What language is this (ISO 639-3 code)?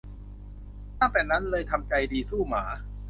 tha